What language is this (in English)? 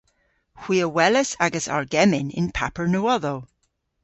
Cornish